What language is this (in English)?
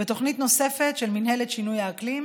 Hebrew